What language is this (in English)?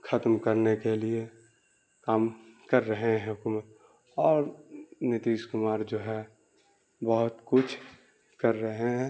Urdu